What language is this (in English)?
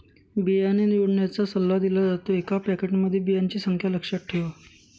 Marathi